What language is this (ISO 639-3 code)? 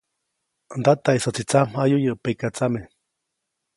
zoc